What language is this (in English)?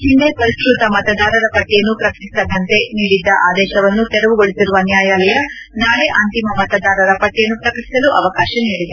Kannada